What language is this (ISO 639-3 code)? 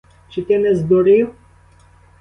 ukr